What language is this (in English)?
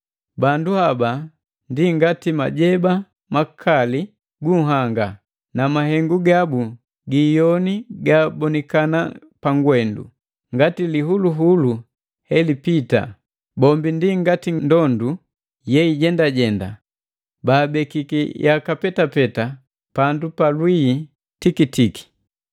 Matengo